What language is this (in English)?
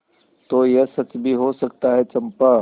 Hindi